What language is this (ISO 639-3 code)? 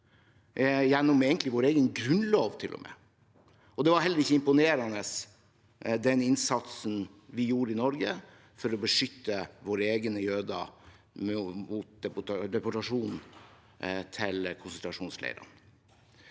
nor